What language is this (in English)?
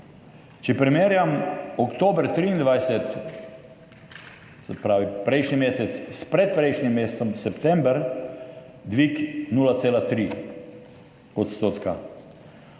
Slovenian